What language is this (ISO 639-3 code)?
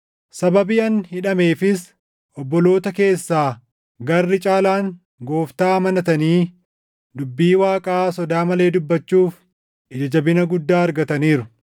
orm